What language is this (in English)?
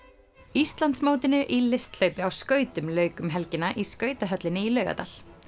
Icelandic